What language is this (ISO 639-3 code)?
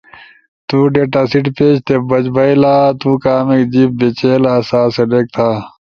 ush